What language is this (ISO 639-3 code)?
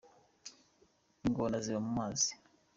kin